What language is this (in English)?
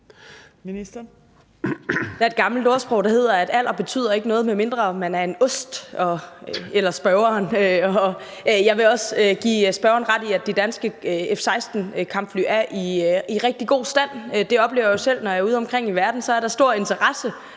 Danish